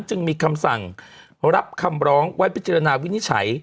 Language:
Thai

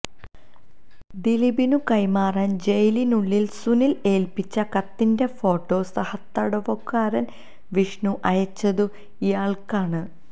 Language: Malayalam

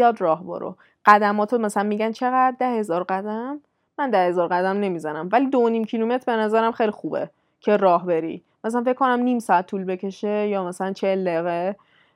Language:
Persian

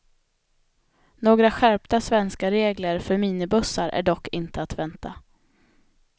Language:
Swedish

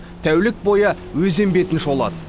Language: Kazakh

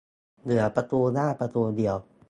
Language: Thai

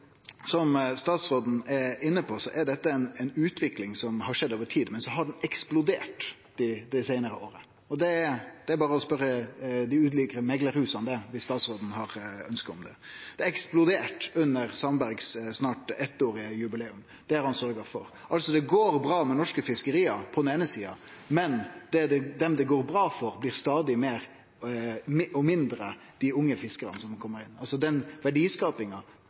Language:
Norwegian Nynorsk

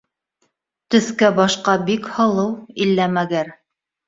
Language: Bashkir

